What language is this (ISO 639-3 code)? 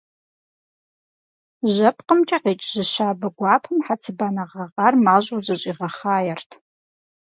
kbd